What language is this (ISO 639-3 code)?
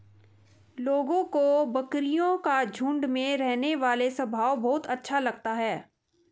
hin